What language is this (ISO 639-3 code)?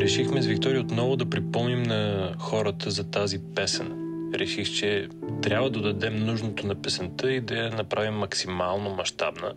bul